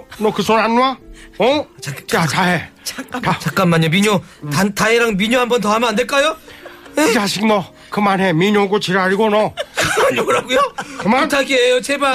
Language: Korean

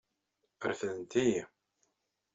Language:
Kabyle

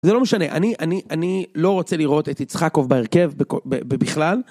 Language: Hebrew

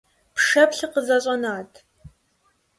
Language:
Kabardian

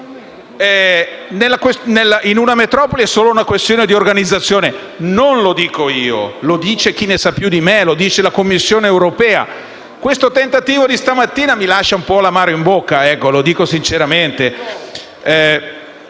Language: Italian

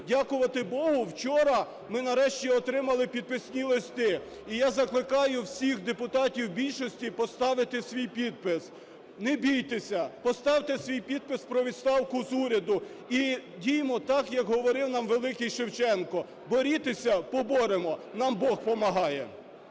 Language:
Ukrainian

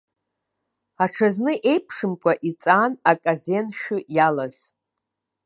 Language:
Abkhazian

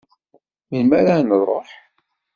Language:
Kabyle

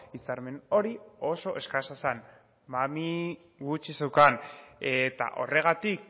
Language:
Basque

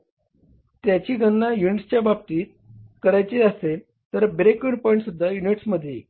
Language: Marathi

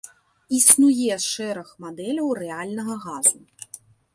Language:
Belarusian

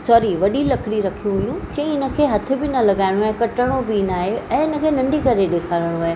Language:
Sindhi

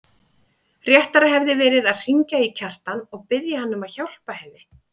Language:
Icelandic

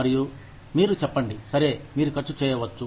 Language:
Telugu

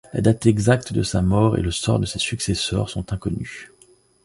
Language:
French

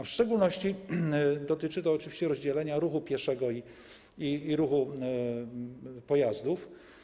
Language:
Polish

